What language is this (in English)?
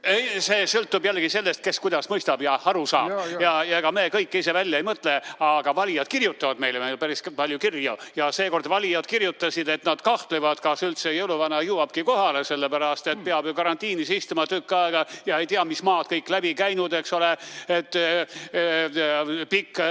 Estonian